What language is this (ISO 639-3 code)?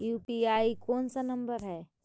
mag